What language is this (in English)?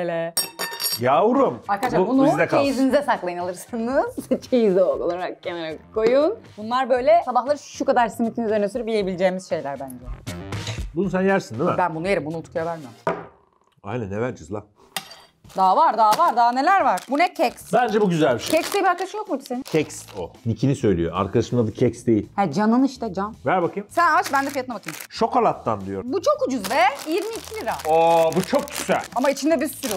Turkish